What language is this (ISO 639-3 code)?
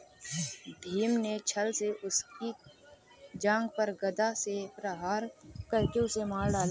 hin